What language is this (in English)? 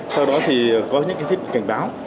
Vietnamese